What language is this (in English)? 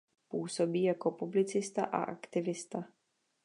Czech